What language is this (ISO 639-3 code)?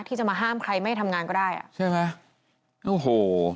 tha